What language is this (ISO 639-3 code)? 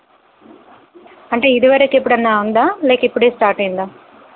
tel